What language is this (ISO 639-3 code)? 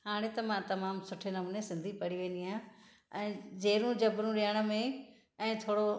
snd